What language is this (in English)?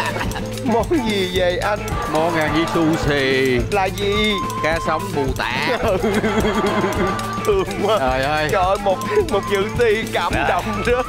Vietnamese